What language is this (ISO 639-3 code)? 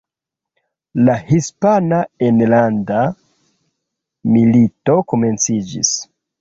epo